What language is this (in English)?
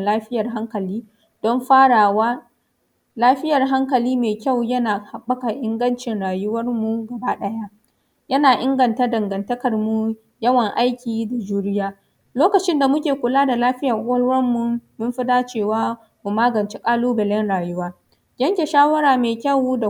Hausa